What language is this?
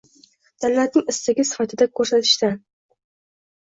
Uzbek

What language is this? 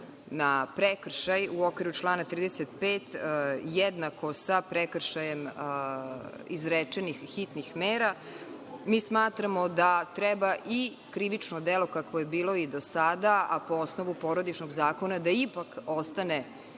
Serbian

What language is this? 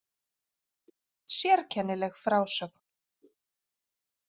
Icelandic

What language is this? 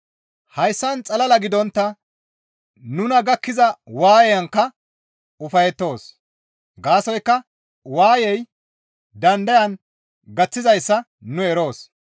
Gamo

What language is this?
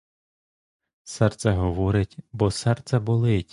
Ukrainian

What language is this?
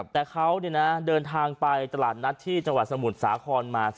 Thai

